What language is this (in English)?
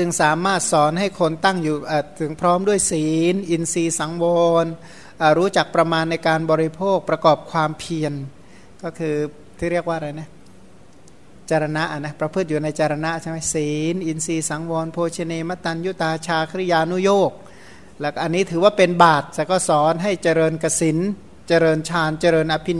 Thai